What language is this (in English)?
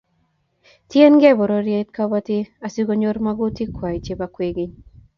Kalenjin